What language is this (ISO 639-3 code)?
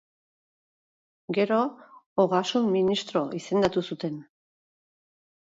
eus